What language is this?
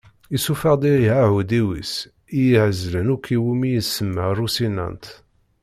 Kabyle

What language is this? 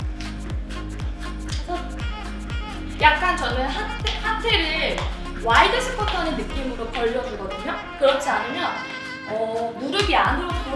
Korean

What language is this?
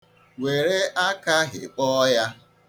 Igbo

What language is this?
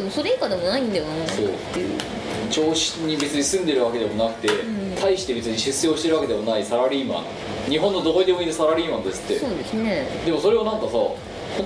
Japanese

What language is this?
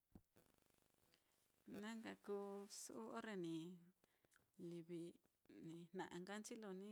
Mitlatongo Mixtec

